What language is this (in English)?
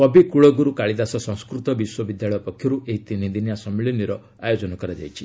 Odia